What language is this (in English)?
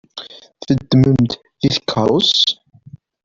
Kabyle